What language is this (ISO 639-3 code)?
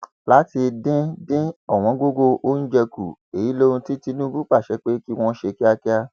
yor